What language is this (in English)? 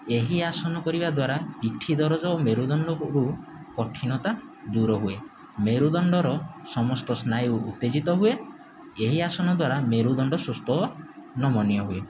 Odia